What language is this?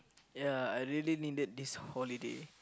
English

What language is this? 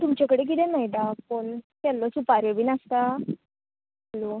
Konkani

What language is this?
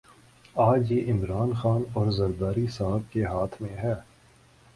Urdu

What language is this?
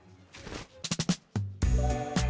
Indonesian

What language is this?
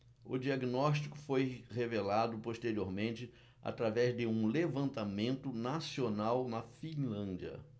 Portuguese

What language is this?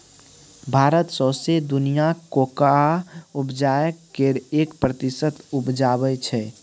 Maithili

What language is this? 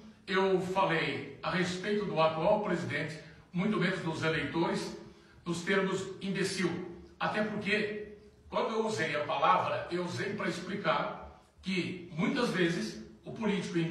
Portuguese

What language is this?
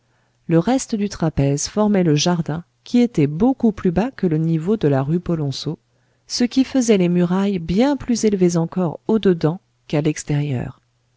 French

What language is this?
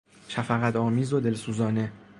Persian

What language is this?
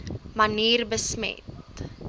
Afrikaans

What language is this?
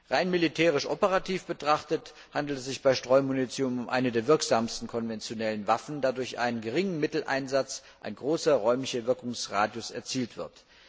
German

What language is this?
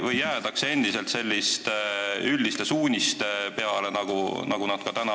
Estonian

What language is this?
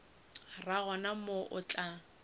Northern Sotho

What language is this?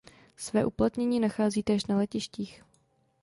Czech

